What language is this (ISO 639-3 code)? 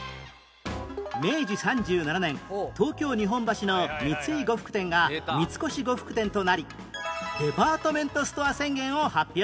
jpn